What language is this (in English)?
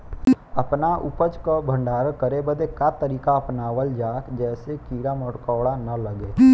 Bhojpuri